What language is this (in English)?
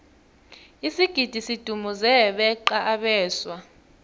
South Ndebele